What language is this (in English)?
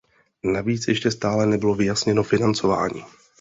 Czech